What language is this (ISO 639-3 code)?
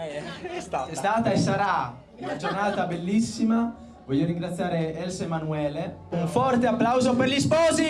ita